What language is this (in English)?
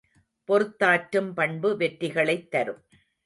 Tamil